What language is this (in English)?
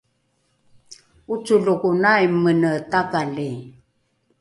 Rukai